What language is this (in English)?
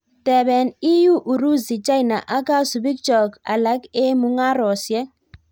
Kalenjin